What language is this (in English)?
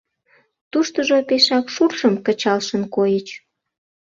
Mari